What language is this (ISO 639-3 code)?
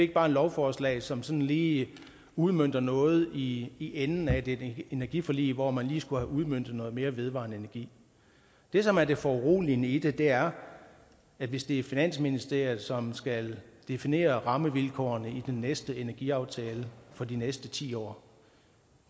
dan